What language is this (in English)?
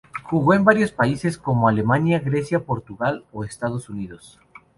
Spanish